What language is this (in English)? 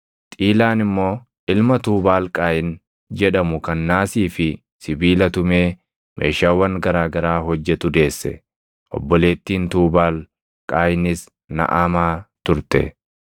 Oromo